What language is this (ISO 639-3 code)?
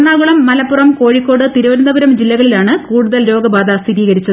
mal